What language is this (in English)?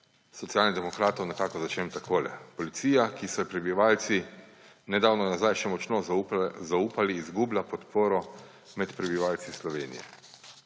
Slovenian